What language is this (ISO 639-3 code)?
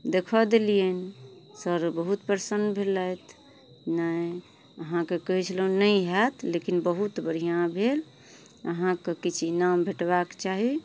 mai